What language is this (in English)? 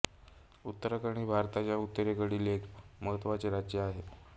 Marathi